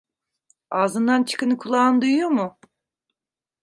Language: Turkish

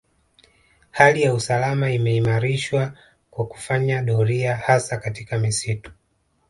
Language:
Swahili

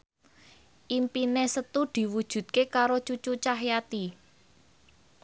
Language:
Javanese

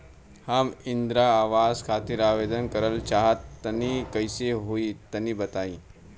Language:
Bhojpuri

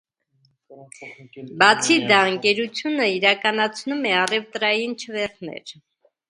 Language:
Armenian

